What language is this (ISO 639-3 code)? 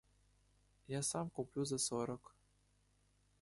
ukr